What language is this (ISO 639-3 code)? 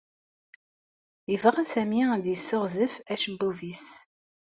kab